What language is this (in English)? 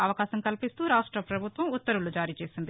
Telugu